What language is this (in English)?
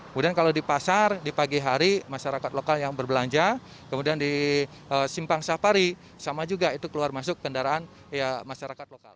Indonesian